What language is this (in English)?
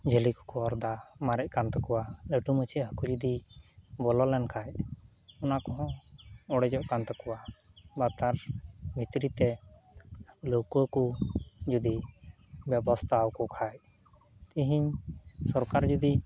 Santali